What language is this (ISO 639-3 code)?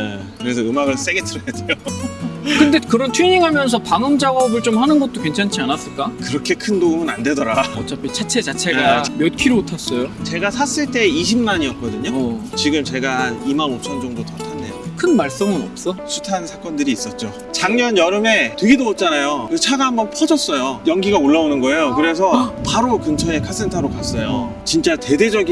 kor